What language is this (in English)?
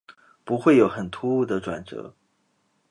Chinese